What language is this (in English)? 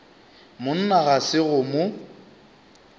Northern Sotho